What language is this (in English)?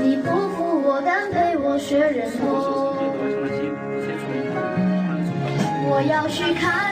Chinese